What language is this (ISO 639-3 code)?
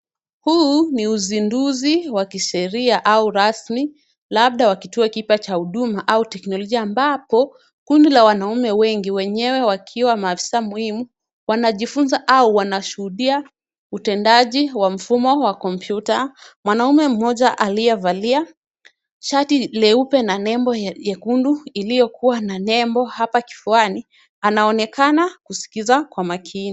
swa